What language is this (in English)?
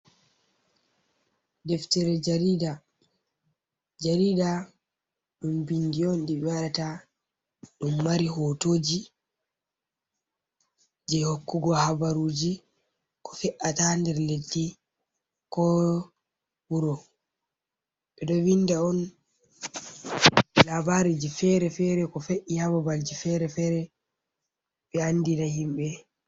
Fula